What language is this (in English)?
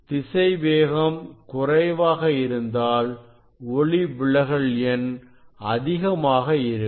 Tamil